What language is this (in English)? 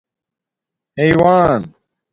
Domaaki